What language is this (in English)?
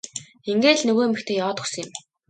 Mongolian